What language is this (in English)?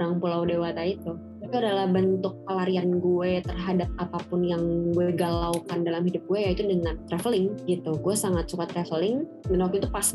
Indonesian